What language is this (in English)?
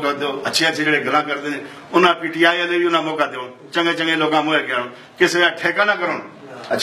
Dutch